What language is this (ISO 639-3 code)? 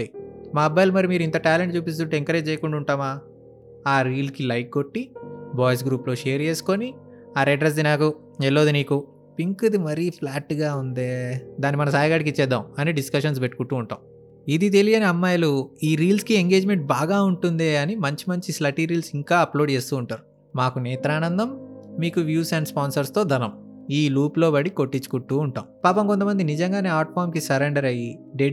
tel